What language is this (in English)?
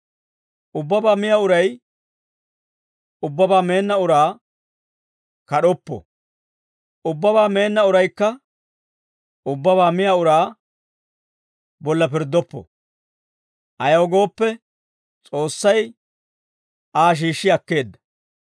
Dawro